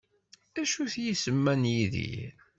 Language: Kabyle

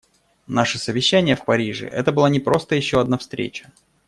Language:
Russian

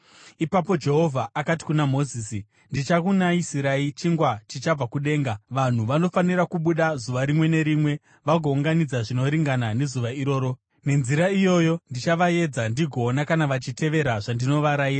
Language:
Shona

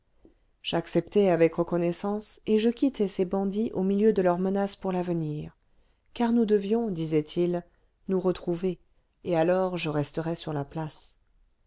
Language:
French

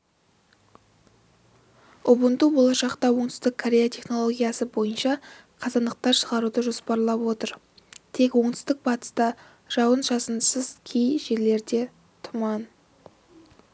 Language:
Kazakh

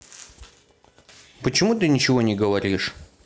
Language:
Russian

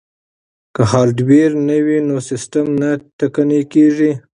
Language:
Pashto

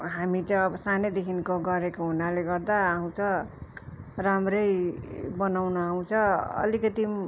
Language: Nepali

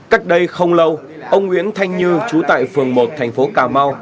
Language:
Vietnamese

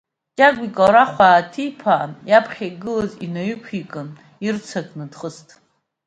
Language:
Abkhazian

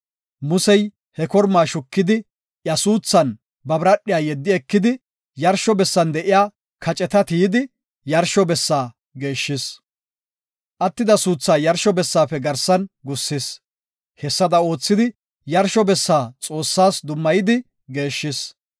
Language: Gofa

